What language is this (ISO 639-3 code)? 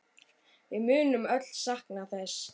isl